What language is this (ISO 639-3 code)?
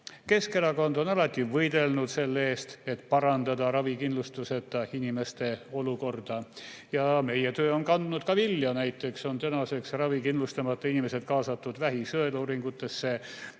est